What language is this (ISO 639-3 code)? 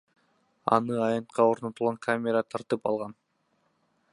kir